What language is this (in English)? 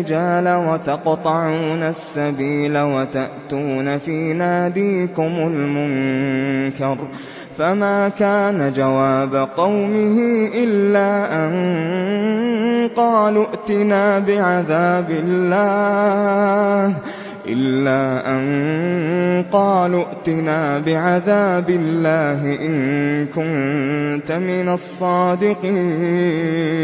Arabic